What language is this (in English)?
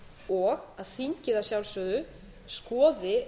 Icelandic